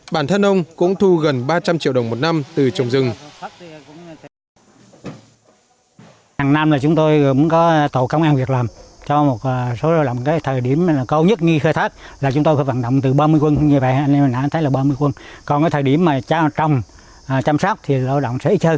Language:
Vietnamese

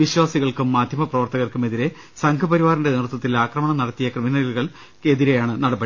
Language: Malayalam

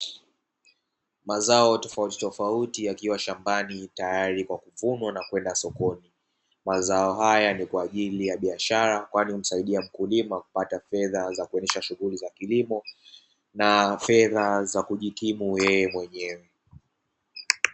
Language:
Swahili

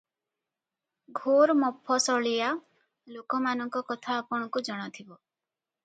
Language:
Odia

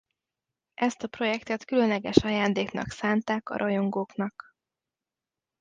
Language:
Hungarian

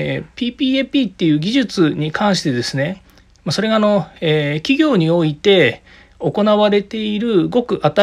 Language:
Japanese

